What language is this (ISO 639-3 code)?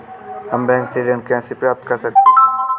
hin